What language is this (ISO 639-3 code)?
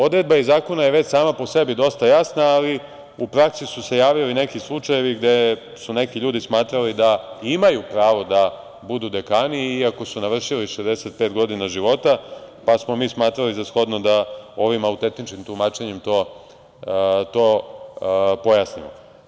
srp